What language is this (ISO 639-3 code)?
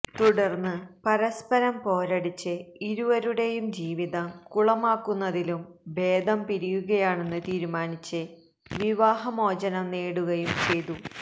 mal